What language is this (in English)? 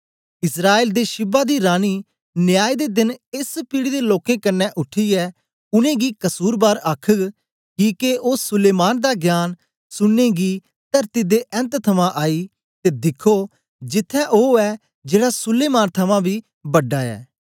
Dogri